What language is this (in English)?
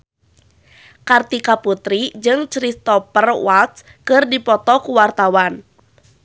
Sundanese